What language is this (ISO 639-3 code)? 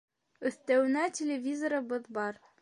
bak